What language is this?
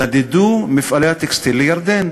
Hebrew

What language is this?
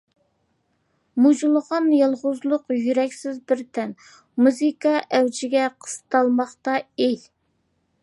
Uyghur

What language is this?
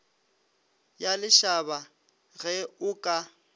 Northern Sotho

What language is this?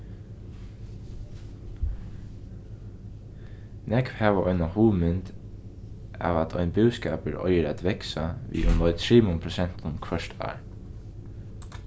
Faroese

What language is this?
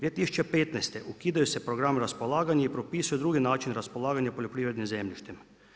Croatian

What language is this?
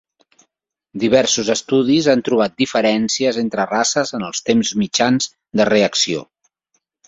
Catalan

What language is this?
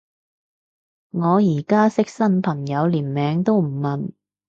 Cantonese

